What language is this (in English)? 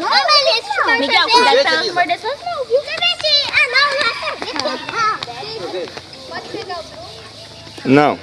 Portuguese